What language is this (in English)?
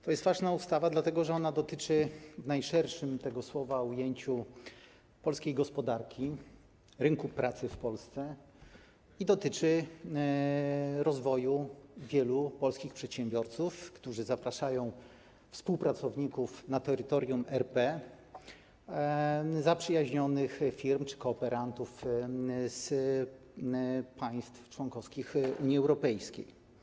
Polish